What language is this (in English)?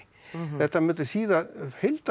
Icelandic